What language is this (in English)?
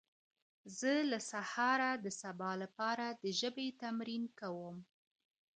Pashto